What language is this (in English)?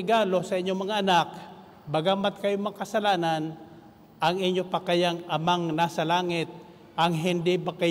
Filipino